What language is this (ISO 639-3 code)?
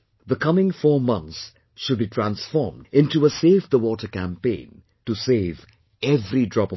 eng